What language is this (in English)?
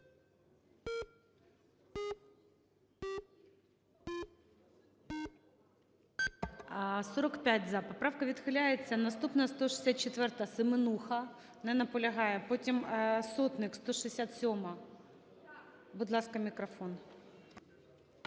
Ukrainian